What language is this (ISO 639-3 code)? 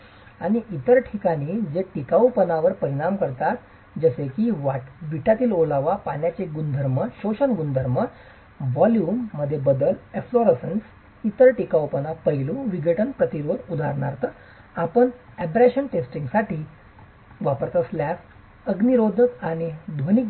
mar